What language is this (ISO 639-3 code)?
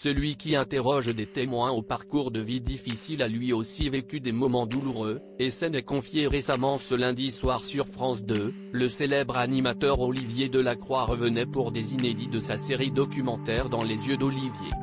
fra